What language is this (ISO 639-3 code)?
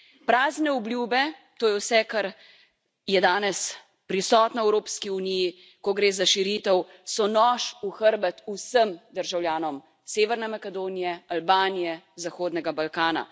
slv